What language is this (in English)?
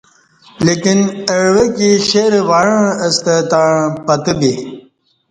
Kati